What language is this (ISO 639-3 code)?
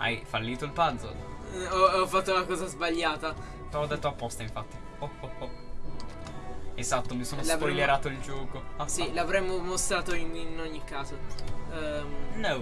ita